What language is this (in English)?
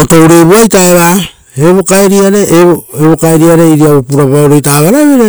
Rotokas